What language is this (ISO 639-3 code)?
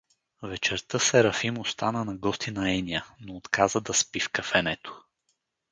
bul